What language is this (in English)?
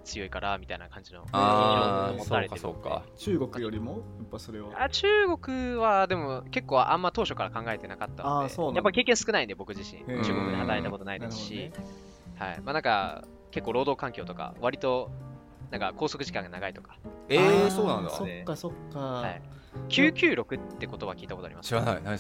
Japanese